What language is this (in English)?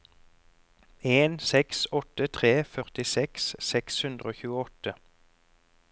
Norwegian